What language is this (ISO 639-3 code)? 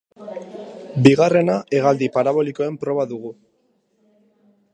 eus